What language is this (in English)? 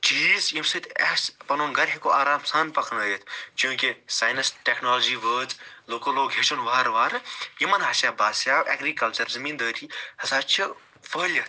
Kashmiri